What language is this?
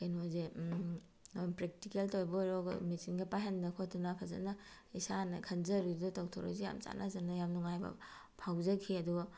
Manipuri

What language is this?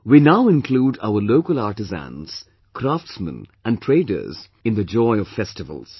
English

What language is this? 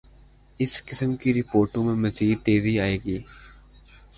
Urdu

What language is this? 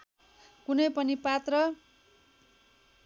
Nepali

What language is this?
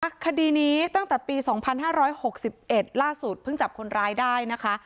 Thai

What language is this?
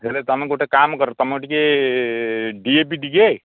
Odia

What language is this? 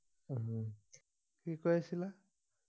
Assamese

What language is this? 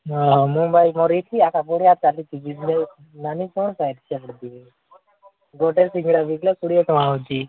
Odia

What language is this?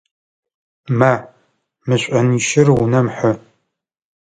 Adyghe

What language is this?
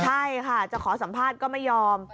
Thai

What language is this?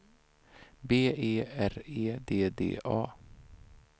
Swedish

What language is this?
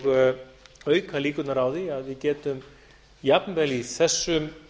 Icelandic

